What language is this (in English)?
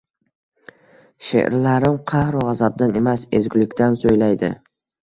Uzbek